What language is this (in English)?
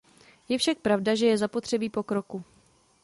Czech